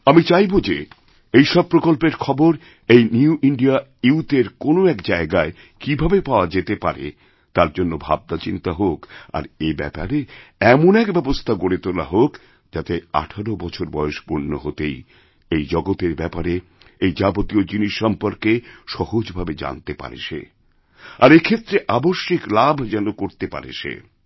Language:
Bangla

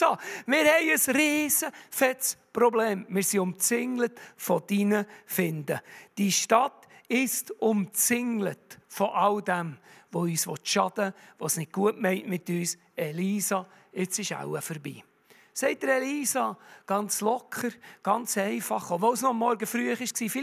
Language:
German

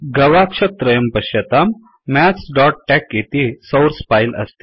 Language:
Sanskrit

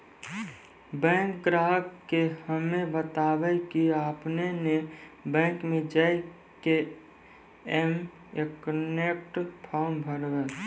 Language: Maithili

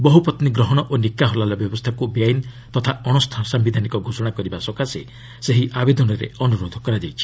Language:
Odia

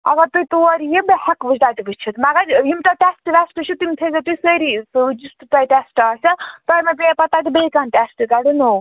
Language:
Kashmiri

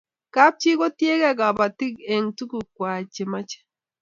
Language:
Kalenjin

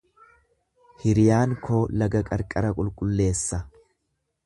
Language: Oromo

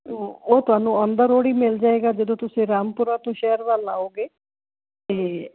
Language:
Punjabi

